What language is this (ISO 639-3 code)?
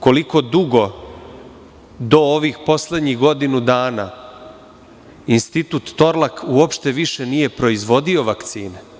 srp